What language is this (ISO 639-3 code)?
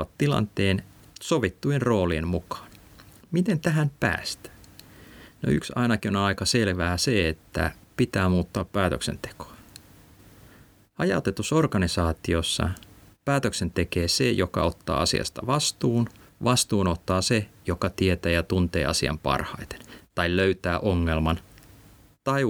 fin